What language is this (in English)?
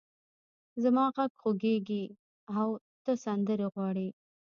Pashto